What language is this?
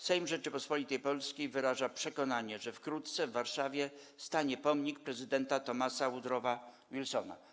Polish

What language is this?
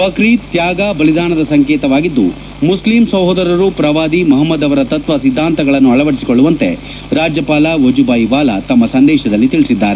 Kannada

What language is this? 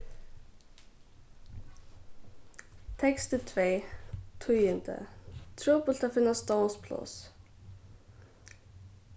Faroese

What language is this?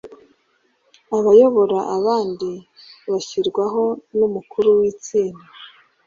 Kinyarwanda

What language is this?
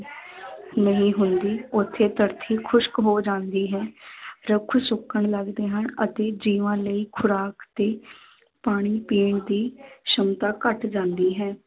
Punjabi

